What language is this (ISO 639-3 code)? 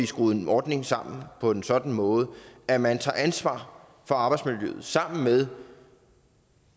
dan